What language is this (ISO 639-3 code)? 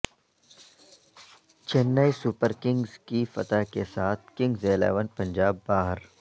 urd